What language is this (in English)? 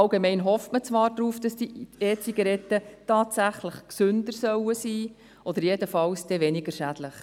Swiss German